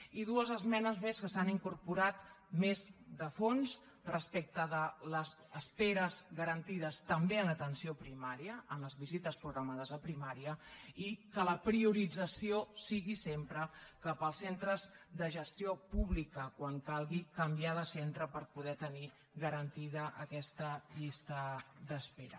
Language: Catalan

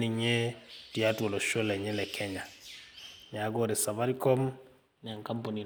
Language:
Masai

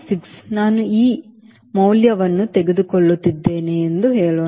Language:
Kannada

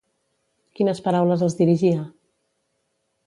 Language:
Catalan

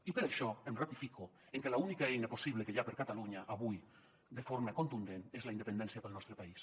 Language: Catalan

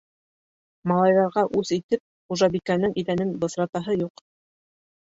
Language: Bashkir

